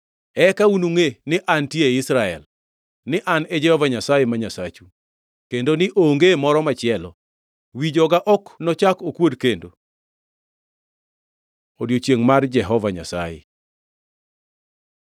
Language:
Luo (Kenya and Tanzania)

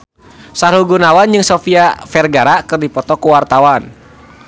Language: Sundanese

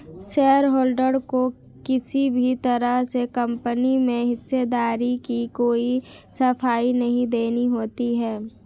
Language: Hindi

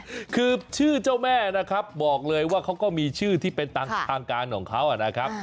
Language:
Thai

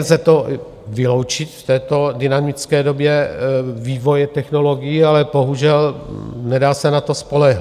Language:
Czech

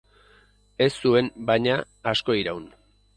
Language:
Basque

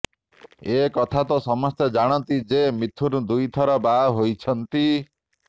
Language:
Odia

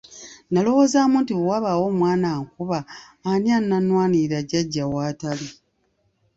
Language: Ganda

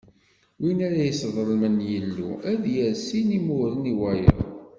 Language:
Kabyle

